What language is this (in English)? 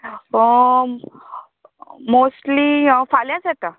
Konkani